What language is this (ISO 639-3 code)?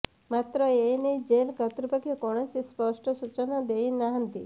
ori